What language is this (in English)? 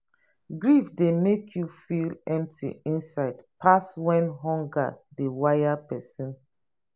Nigerian Pidgin